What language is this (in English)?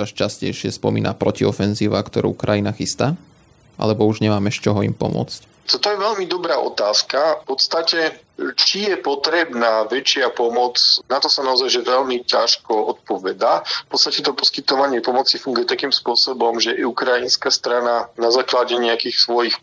Slovak